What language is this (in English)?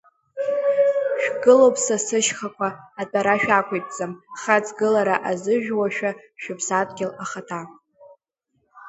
Abkhazian